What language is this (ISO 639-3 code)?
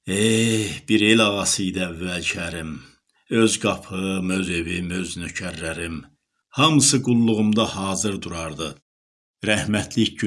tur